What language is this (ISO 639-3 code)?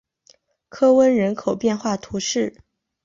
zho